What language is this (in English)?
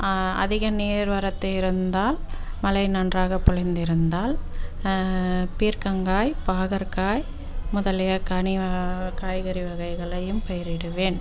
Tamil